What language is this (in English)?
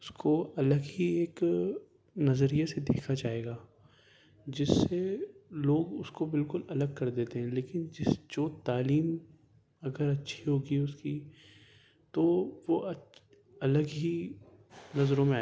Urdu